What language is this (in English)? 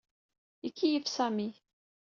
Kabyle